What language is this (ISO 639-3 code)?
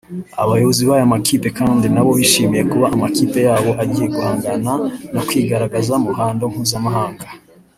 kin